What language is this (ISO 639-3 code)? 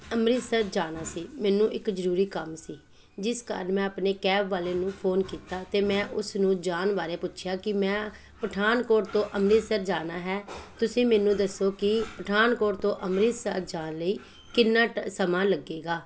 pan